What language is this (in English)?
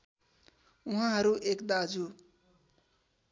Nepali